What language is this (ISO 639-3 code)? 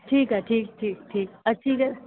snd